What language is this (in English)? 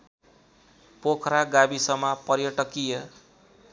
Nepali